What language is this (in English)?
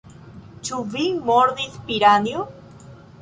Esperanto